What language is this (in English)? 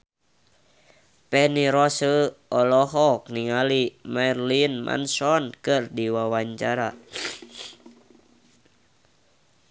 Sundanese